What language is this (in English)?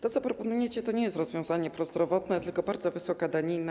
Polish